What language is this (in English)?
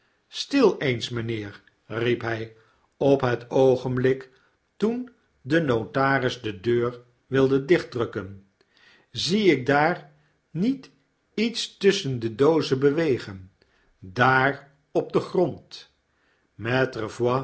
Dutch